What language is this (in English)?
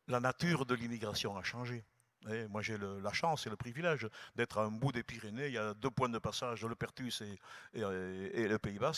French